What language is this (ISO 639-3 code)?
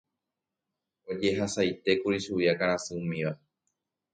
grn